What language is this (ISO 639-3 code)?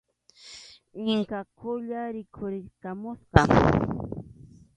qxu